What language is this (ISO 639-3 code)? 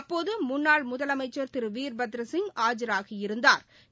tam